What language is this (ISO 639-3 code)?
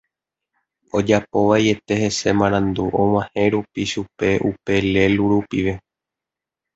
grn